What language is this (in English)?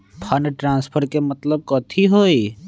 Magahi